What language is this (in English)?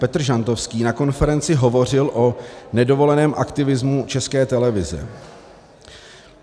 Czech